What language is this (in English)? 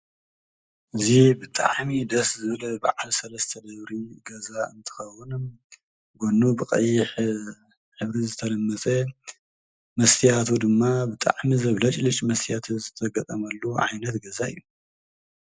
Tigrinya